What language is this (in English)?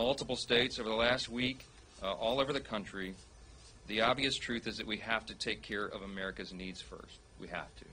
English